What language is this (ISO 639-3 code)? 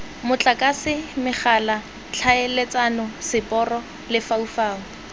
tsn